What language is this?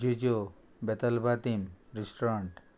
Konkani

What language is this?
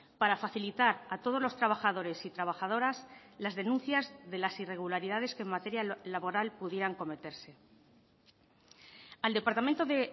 Spanish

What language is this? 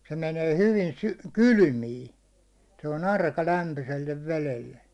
Finnish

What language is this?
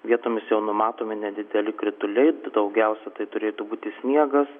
Lithuanian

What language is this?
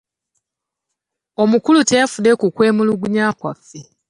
Ganda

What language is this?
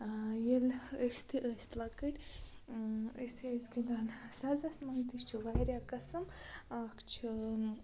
Kashmiri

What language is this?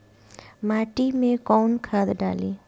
Bhojpuri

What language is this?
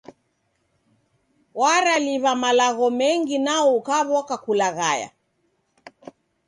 Taita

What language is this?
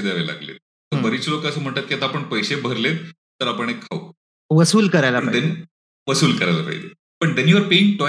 Marathi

